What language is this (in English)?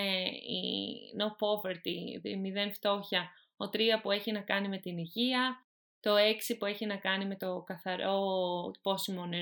Greek